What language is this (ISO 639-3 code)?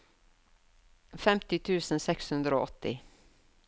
nor